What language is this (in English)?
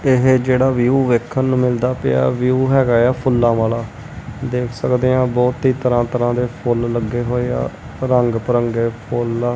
Punjabi